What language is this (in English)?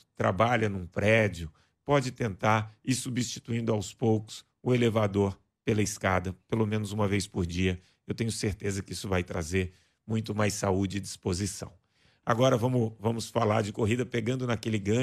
Portuguese